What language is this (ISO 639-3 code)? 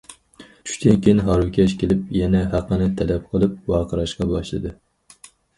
uig